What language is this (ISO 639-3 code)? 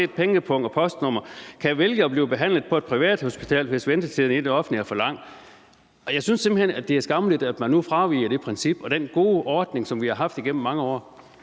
dan